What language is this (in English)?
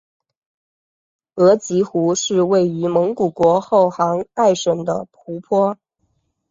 Chinese